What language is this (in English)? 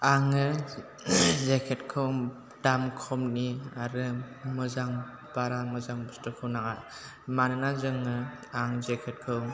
Bodo